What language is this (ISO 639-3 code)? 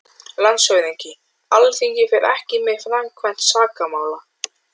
isl